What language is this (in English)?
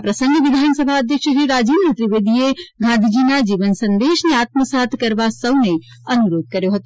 Gujarati